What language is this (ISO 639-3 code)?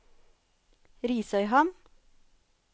nor